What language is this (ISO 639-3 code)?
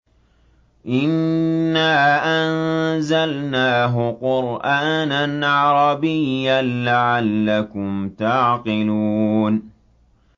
ara